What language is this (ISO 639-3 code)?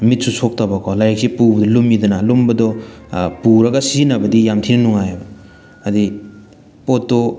mni